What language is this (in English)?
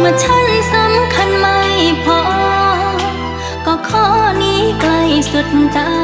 Thai